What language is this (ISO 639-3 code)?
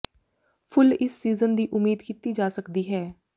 pan